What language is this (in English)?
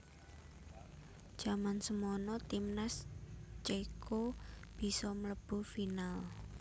Javanese